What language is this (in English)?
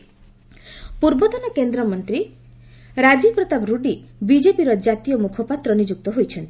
Odia